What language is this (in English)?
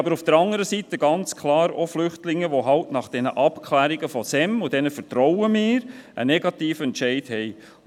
Swiss German